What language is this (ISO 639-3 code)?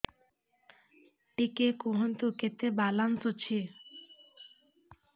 ori